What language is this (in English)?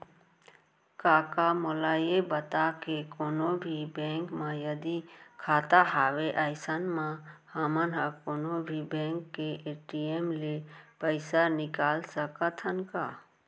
Chhattisgarhi